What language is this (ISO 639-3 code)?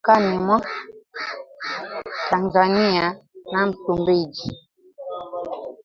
swa